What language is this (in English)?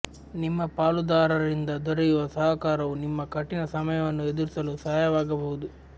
Kannada